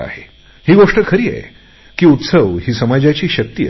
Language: Marathi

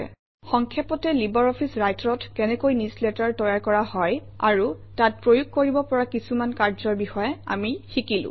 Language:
Assamese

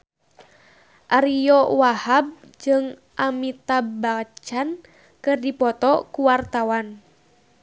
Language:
Sundanese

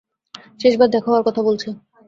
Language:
Bangla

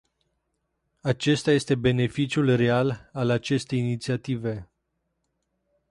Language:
Romanian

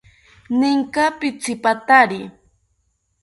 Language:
South Ucayali Ashéninka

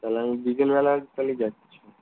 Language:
Bangla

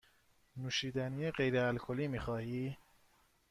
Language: Persian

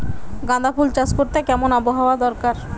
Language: Bangla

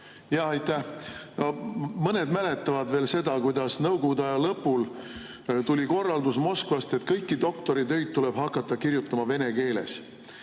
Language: Estonian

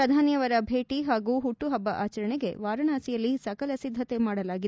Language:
Kannada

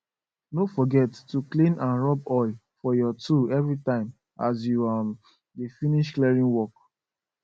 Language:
Nigerian Pidgin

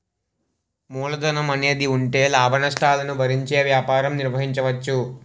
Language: Telugu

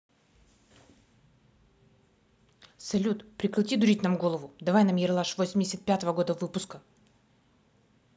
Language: Russian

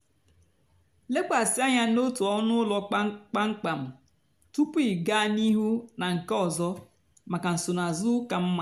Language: Igbo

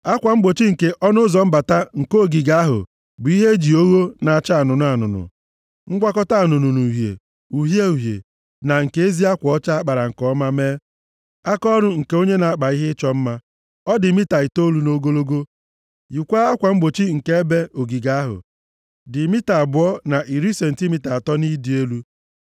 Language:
Igbo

